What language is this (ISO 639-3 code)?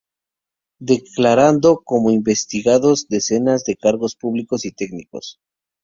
spa